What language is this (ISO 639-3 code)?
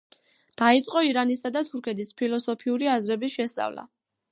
kat